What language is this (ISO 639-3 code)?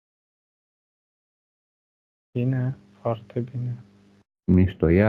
ron